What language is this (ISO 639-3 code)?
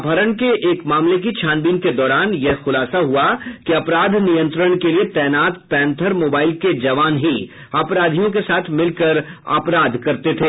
hin